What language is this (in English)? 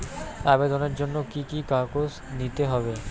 Bangla